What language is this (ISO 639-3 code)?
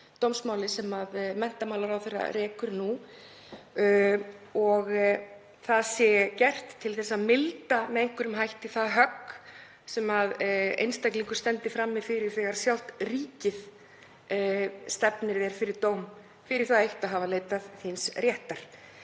isl